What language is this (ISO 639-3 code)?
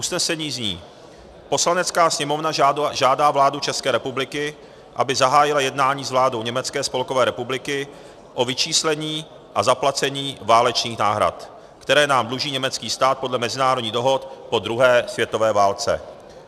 ces